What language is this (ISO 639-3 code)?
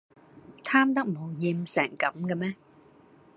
yue